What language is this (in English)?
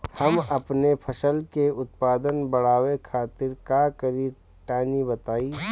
Bhojpuri